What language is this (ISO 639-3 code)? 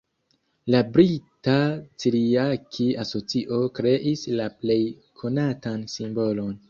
epo